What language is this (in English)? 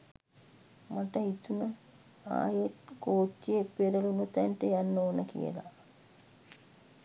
Sinhala